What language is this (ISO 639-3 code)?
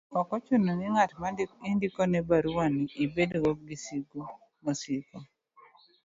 luo